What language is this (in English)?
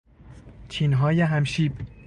Persian